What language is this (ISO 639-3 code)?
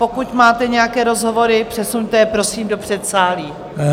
ces